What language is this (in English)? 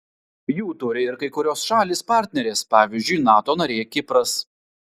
Lithuanian